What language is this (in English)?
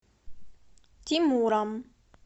Russian